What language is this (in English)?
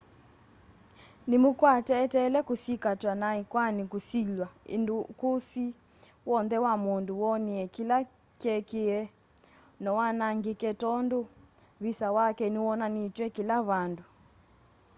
Kamba